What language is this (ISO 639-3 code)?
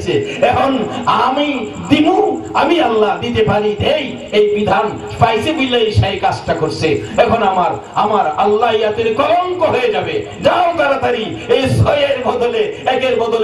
ind